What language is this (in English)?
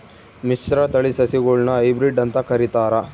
Kannada